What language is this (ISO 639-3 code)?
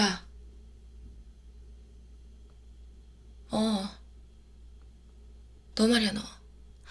kor